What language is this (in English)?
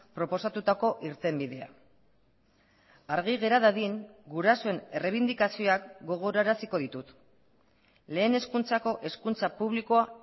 Basque